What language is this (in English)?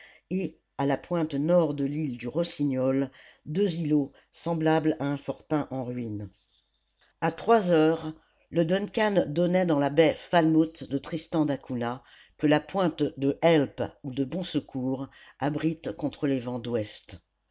French